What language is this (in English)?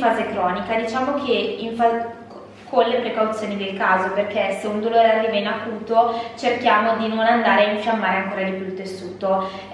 Italian